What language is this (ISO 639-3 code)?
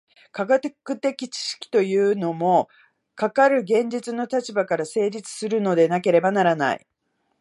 jpn